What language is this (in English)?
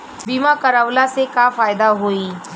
Bhojpuri